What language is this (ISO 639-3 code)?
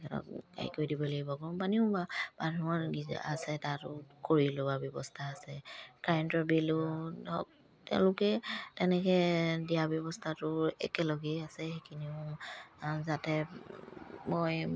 asm